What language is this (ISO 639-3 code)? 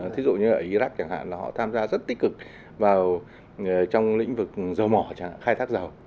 vie